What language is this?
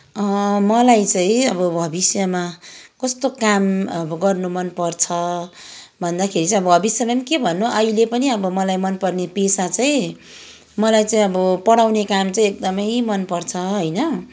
Nepali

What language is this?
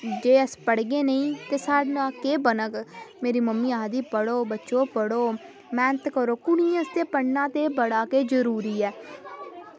Dogri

